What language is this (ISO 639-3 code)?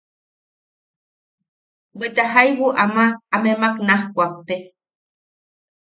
yaq